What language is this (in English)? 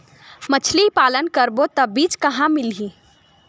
Chhattisgarhi